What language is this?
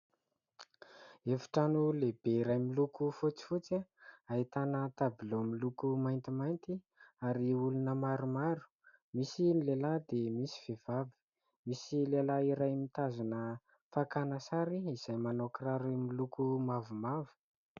Malagasy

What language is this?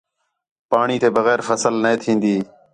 Khetrani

